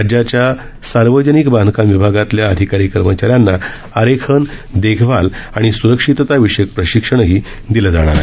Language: Marathi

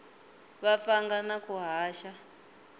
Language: Tsonga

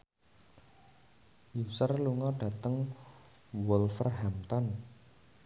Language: Javanese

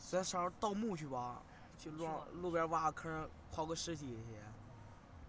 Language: Chinese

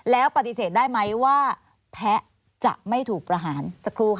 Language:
Thai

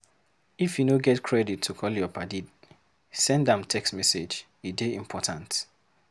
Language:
Nigerian Pidgin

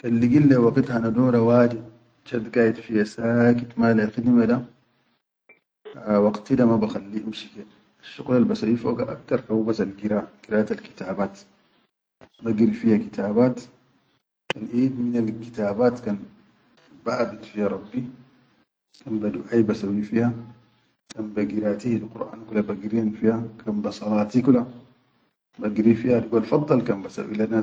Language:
Chadian Arabic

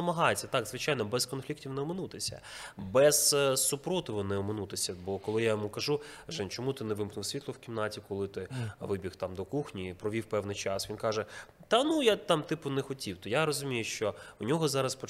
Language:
Ukrainian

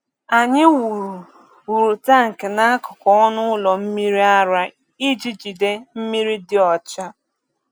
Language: Igbo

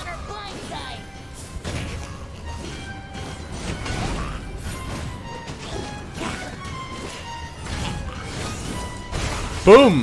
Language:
Spanish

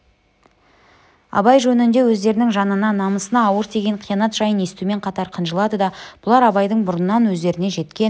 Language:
Kazakh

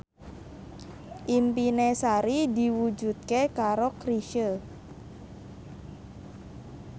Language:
Javanese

